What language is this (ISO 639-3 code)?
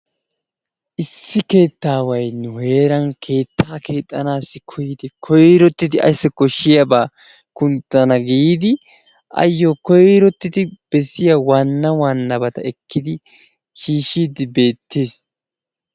wal